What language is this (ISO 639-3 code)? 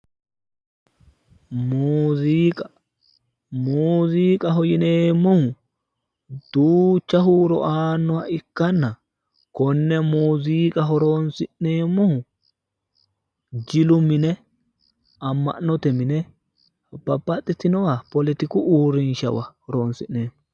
sid